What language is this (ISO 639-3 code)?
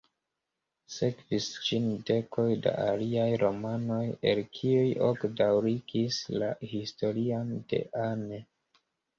epo